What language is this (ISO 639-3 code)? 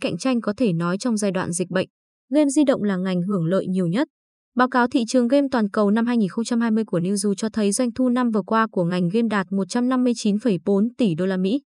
vie